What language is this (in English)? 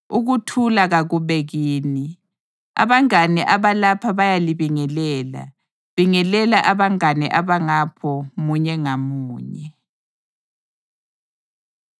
North Ndebele